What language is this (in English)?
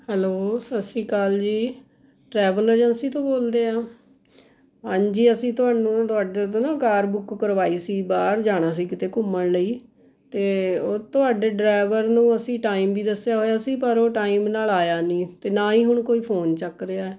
Punjabi